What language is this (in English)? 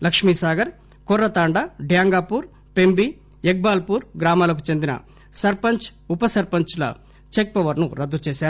Telugu